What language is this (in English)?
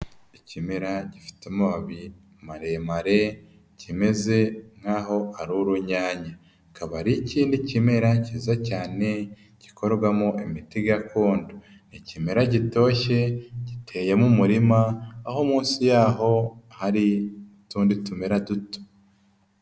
Kinyarwanda